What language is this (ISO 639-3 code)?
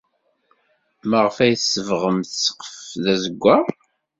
kab